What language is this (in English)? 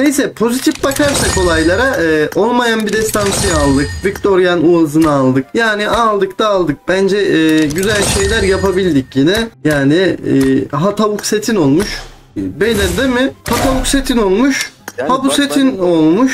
Turkish